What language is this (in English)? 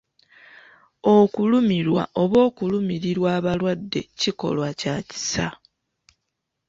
Ganda